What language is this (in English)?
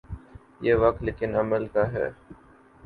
Urdu